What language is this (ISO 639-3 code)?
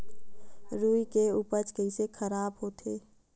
hne